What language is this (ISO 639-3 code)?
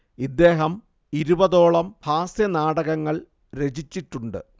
mal